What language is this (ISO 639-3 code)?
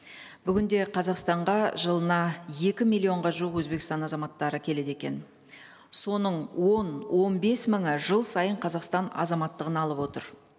kaz